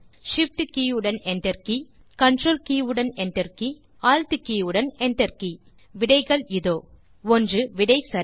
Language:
Tamil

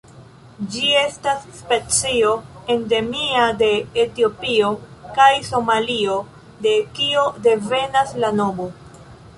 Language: Esperanto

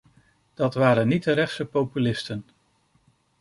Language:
Dutch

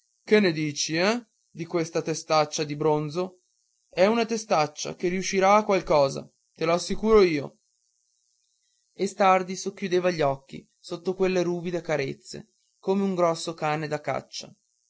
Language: Italian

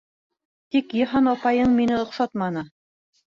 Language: Bashkir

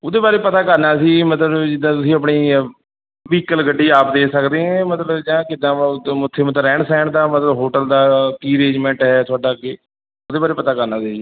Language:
Punjabi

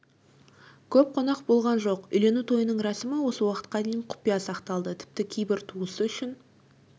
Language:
Kazakh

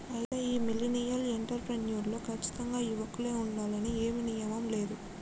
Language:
Telugu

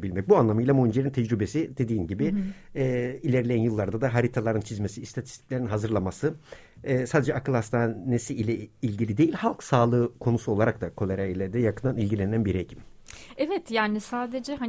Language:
Turkish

